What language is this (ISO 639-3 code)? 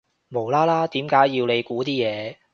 yue